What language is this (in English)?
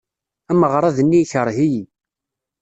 Kabyle